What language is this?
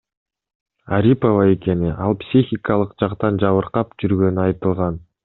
Kyrgyz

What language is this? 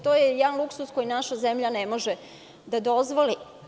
Serbian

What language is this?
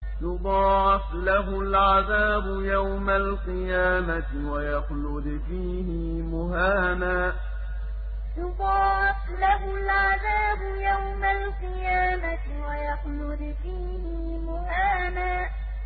Arabic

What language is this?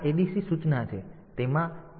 Gujarati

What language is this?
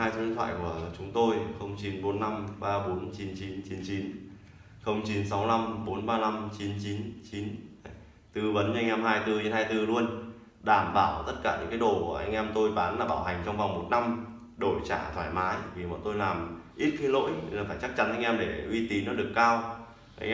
Vietnamese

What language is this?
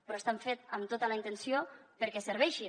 Catalan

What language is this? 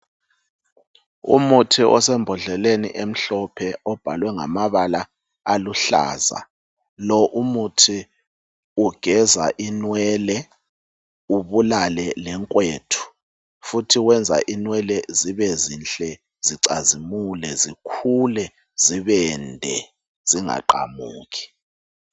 North Ndebele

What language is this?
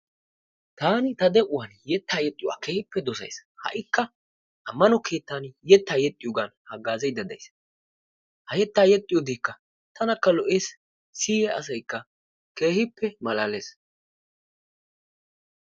Wolaytta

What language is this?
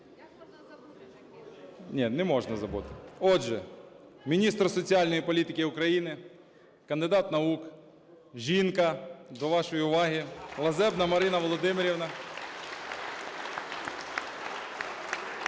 Ukrainian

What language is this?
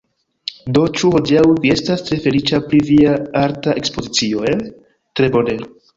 Esperanto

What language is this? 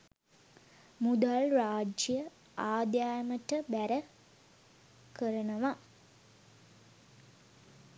Sinhala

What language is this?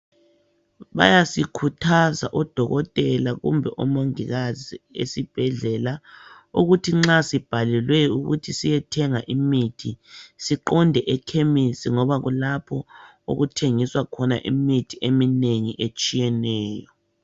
North Ndebele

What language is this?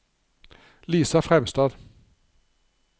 Norwegian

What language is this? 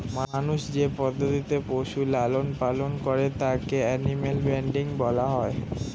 Bangla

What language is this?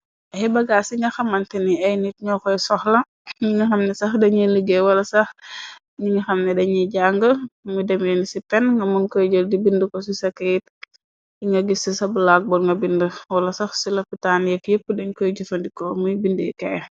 Wolof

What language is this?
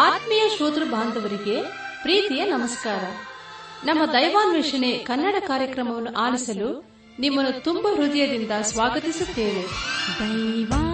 Kannada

